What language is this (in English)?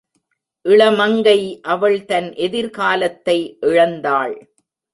Tamil